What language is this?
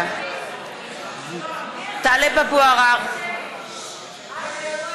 Hebrew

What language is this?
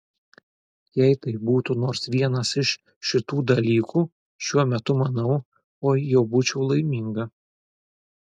Lithuanian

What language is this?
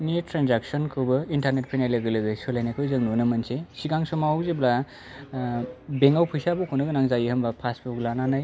Bodo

